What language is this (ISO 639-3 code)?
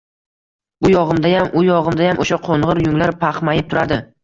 uzb